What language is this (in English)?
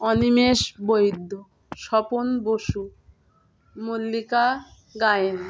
Bangla